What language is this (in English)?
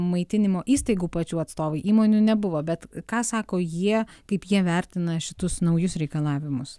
Lithuanian